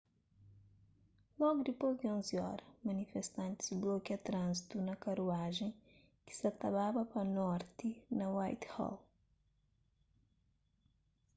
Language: Kabuverdianu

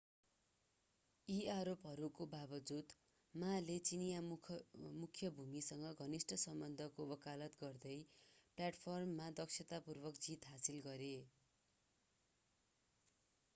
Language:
Nepali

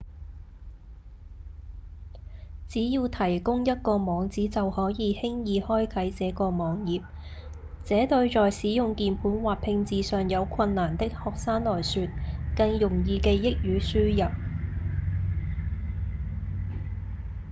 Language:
Cantonese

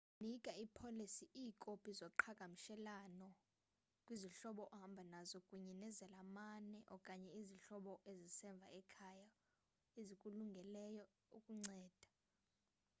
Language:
Xhosa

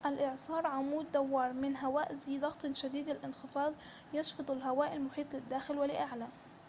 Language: Arabic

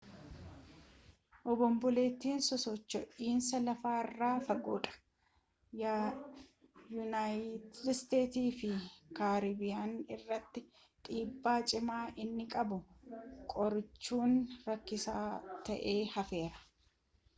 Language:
Oromo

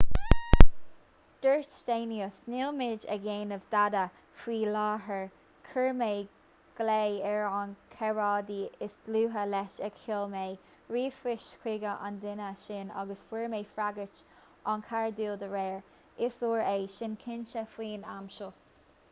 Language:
Irish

